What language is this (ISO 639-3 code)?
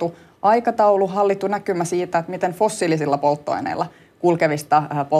fin